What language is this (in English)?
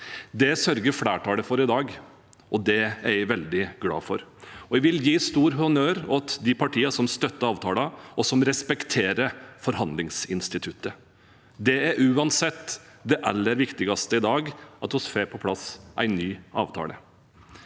Norwegian